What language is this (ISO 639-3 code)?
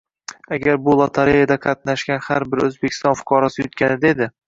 uzb